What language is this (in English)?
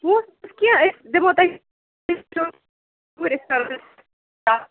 Kashmiri